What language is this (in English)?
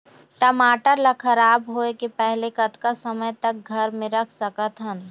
Chhattisgarhi